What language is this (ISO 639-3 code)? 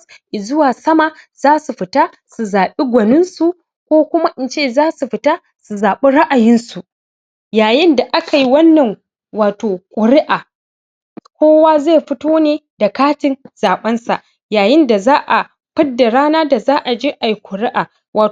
hau